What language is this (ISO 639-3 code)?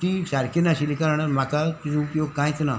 kok